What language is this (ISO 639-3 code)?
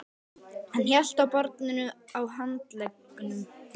isl